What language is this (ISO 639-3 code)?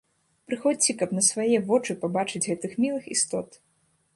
bel